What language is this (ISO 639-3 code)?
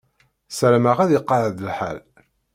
kab